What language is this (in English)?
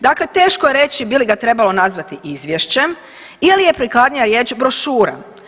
Croatian